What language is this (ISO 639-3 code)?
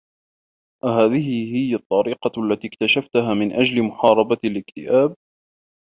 ara